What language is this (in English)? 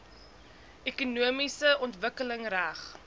Afrikaans